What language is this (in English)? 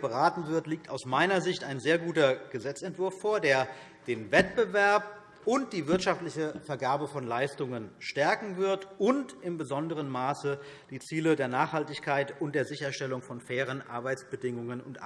German